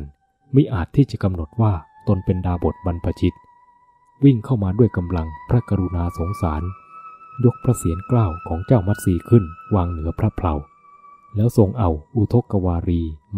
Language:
Thai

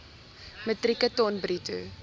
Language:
Afrikaans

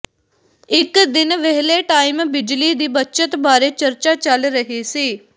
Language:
Punjabi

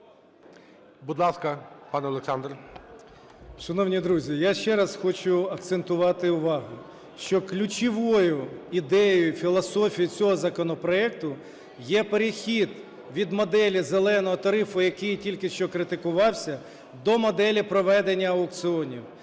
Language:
Ukrainian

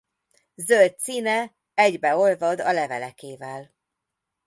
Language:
Hungarian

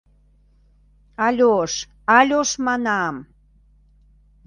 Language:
Mari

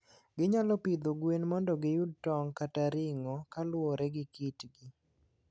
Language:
Luo (Kenya and Tanzania)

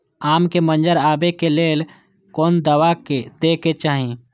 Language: Maithili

